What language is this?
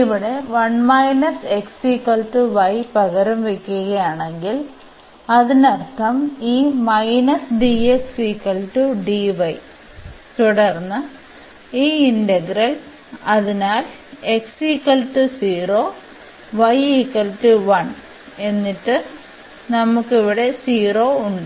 Malayalam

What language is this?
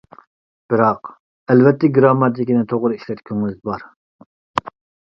Uyghur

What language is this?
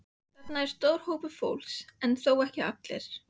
Icelandic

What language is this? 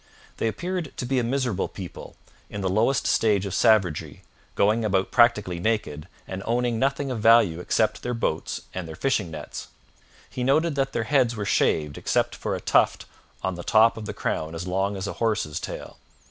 English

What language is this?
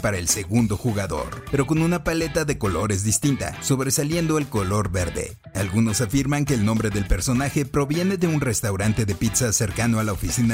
Spanish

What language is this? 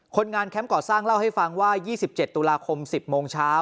Thai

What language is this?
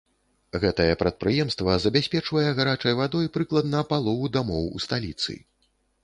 Belarusian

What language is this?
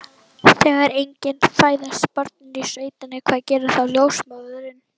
Icelandic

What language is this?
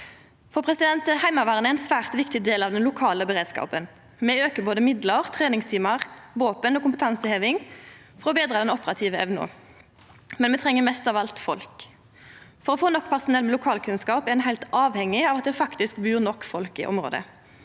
Norwegian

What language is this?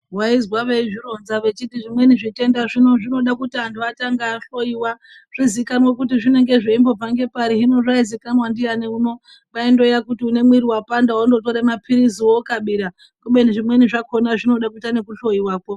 Ndau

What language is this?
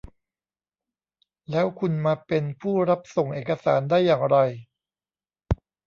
Thai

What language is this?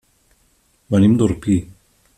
Catalan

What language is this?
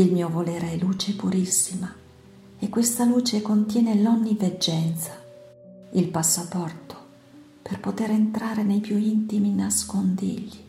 Italian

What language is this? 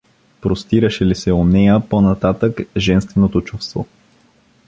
Bulgarian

